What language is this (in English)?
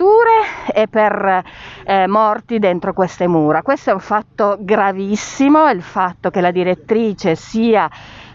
Italian